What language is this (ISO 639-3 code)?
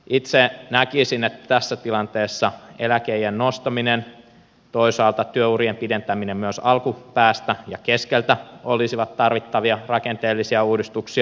fin